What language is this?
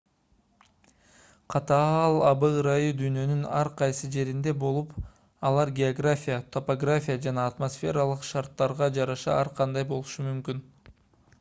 Kyrgyz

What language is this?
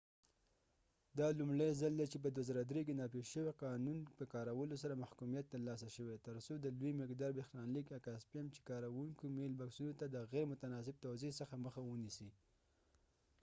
Pashto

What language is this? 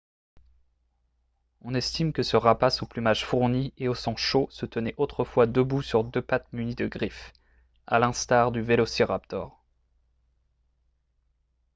French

